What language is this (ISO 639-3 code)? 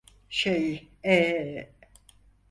tur